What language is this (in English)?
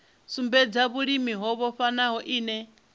Venda